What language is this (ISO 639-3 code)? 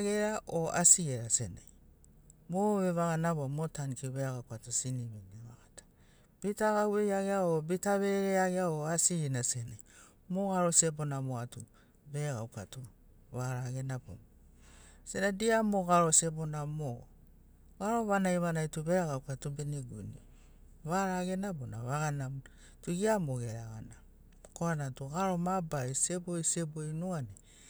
snc